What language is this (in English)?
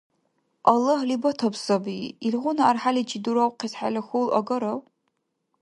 Dargwa